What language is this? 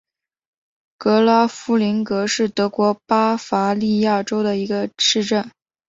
Chinese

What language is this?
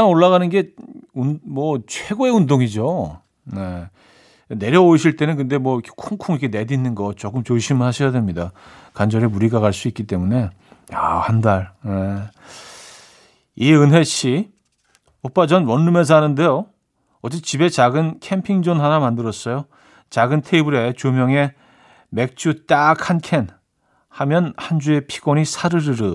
Korean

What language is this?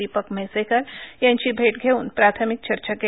Marathi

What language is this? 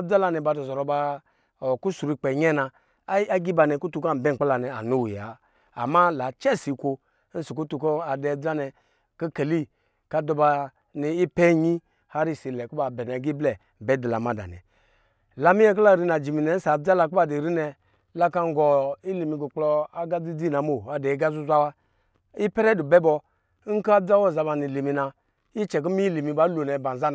Lijili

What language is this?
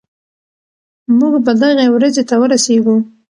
Pashto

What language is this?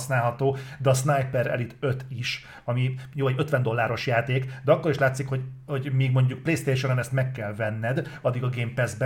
Hungarian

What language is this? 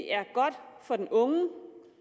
Danish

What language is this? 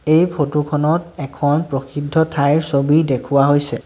Assamese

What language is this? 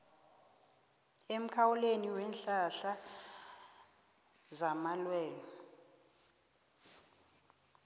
South Ndebele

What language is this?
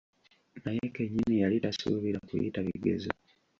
Ganda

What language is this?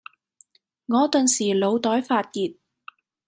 Cantonese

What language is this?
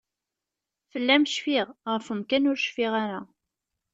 Kabyle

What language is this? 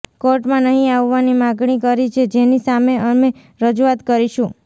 Gujarati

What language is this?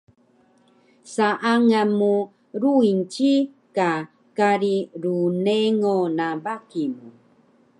Taroko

